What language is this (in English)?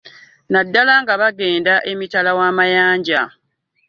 Ganda